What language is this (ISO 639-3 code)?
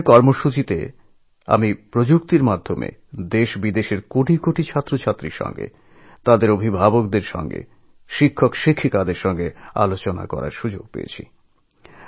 ben